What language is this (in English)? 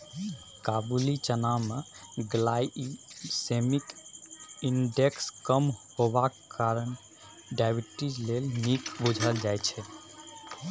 Maithili